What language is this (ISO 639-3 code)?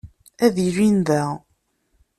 kab